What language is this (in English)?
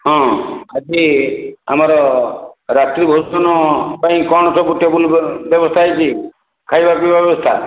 Odia